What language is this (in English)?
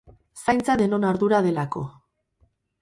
Basque